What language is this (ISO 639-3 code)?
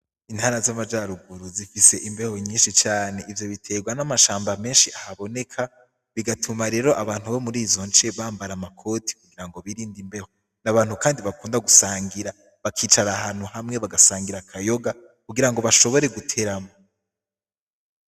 run